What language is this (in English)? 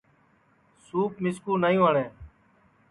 Sansi